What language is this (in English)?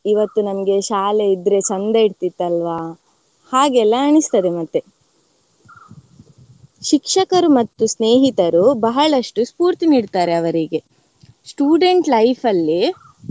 Kannada